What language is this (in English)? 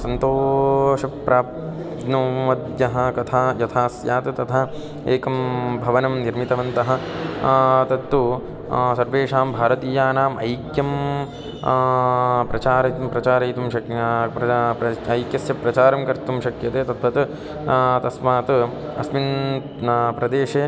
Sanskrit